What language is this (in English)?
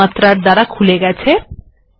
Bangla